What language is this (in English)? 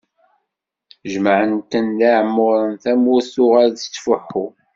Kabyle